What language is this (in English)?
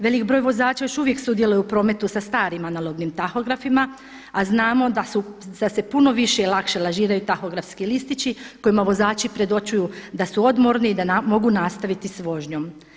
Croatian